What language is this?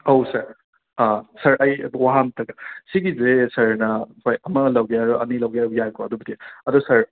Manipuri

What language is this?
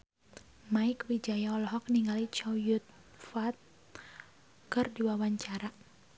Sundanese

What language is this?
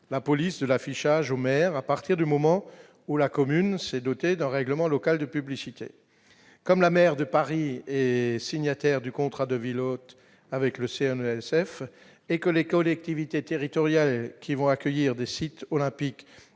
French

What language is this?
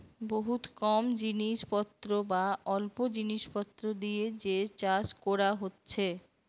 Bangla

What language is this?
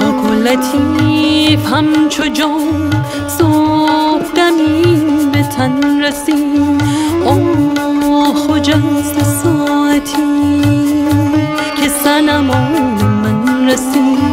Persian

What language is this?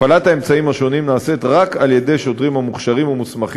Hebrew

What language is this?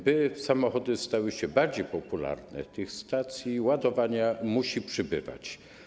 Polish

